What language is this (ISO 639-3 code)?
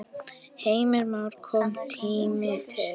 isl